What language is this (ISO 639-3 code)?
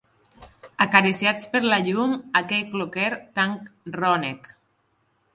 cat